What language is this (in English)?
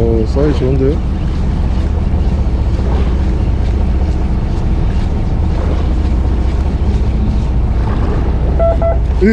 Korean